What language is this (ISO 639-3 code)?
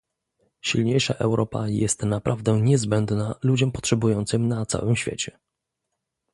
pol